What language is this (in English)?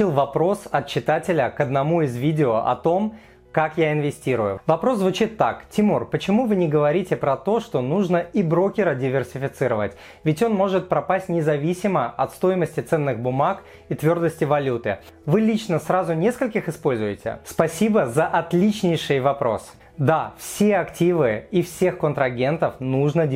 Russian